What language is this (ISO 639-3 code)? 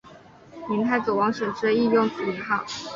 zho